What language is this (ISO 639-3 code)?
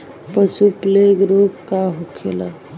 bho